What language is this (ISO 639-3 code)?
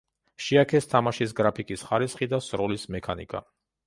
kat